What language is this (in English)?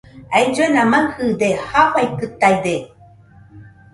Nüpode Huitoto